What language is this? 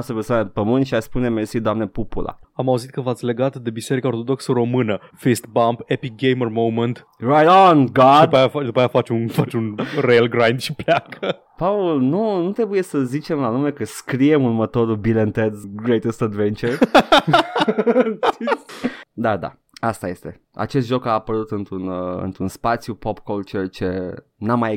Romanian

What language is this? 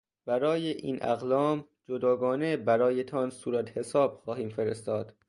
Persian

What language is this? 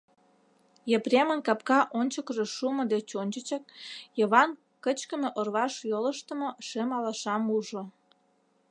Mari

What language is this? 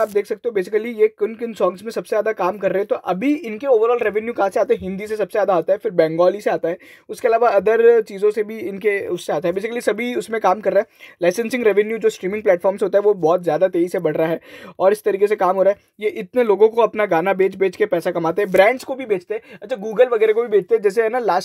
Hindi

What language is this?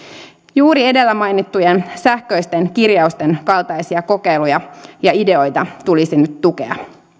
Finnish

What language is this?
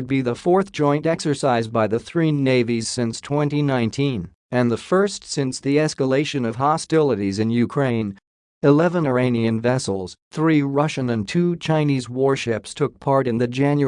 English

